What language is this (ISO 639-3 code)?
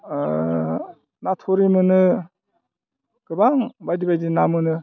brx